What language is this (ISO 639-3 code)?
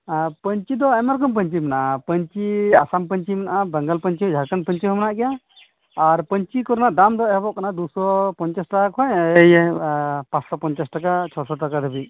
sat